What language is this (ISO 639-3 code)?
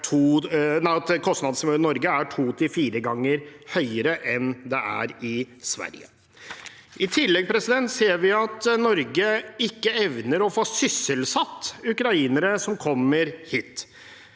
nor